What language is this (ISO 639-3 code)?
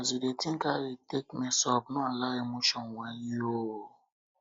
pcm